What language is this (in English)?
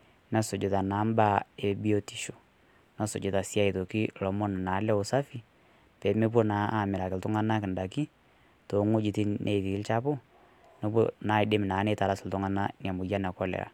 Masai